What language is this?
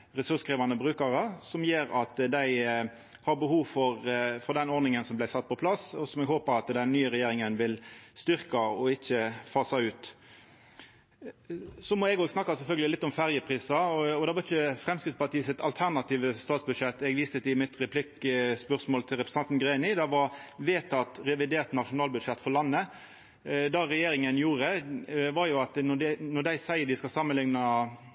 Norwegian Nynorsk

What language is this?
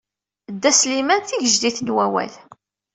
Kabyle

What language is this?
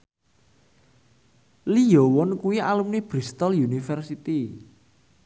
Javanese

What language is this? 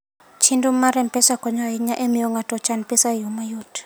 Luo (Kenya and Tanzania)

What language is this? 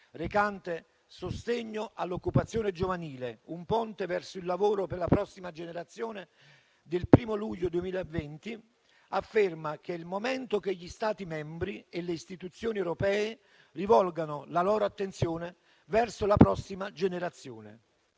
Italian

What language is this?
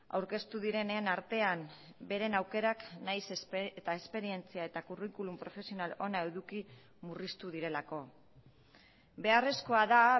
Basque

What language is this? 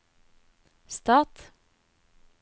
Norwegian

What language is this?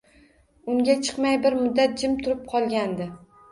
Uzbek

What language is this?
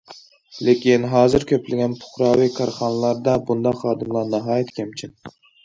Uyghur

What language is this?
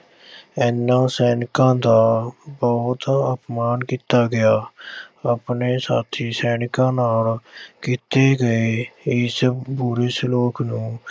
Punjabi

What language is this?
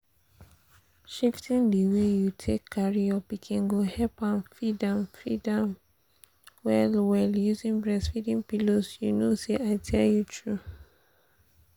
Nigerian Pidgin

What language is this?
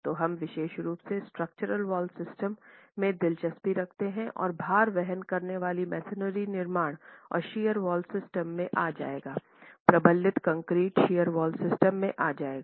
Hindi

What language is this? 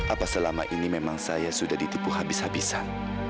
Indonesian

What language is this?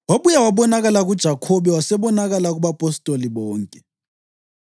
North Ndebele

